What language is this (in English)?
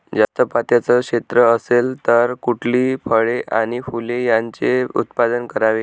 Marathi